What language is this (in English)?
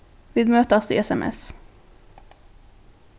Faroese